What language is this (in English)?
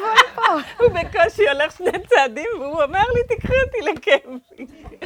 Hebrew